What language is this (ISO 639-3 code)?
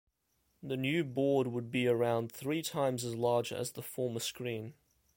eng